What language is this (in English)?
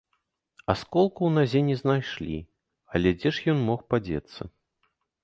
Belarusian